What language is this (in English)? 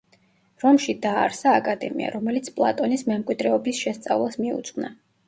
Georgian